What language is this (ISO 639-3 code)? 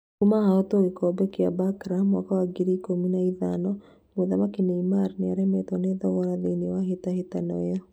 kik